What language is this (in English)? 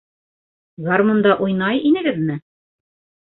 Bashkir